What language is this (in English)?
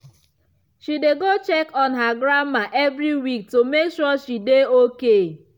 Nigerian Pidgin